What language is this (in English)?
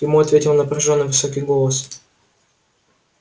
Russian